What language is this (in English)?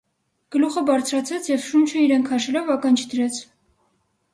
Armenian